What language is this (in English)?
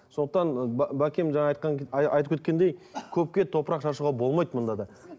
Kazakh